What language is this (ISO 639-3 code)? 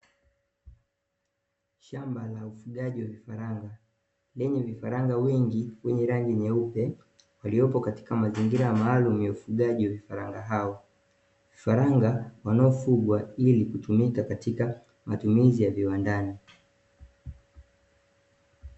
swa